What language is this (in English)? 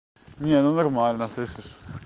Russian